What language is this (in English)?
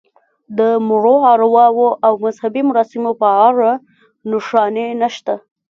Pashto